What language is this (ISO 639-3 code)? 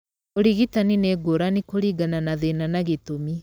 kik